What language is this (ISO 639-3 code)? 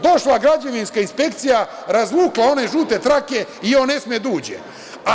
srp